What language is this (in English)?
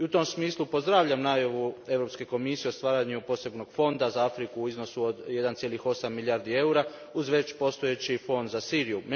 Croatian